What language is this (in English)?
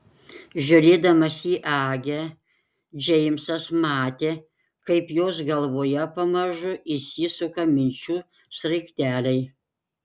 Lithuanian